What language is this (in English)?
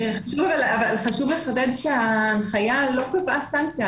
Hebrew